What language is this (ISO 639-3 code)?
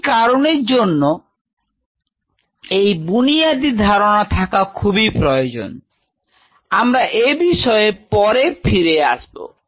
ben